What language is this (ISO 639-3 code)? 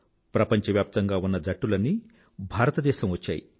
tel